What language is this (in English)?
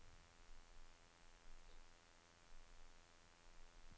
Norwegian